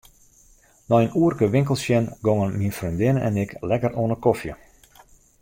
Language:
Western Frisian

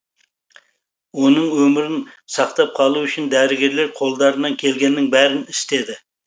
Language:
Kazakh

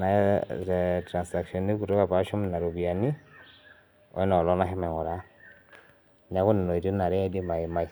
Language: Masai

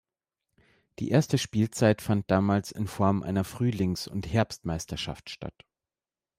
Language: German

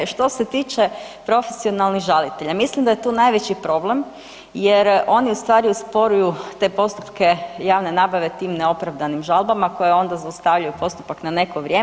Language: Croatian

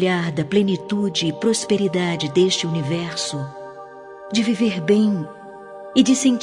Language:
Portuguese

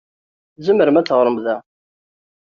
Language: Kabyle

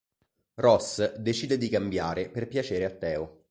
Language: Italian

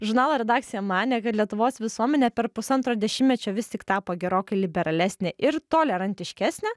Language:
Lithuanian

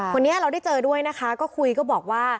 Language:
Thai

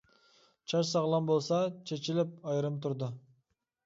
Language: Uyghur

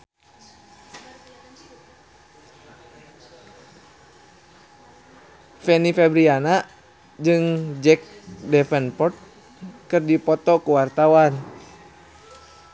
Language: Sundanese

